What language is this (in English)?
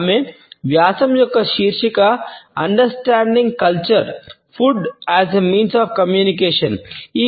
Telugu